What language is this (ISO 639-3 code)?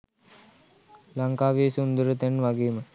sin